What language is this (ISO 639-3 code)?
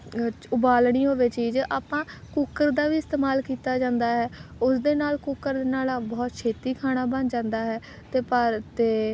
pan